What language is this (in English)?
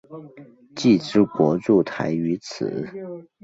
Chinese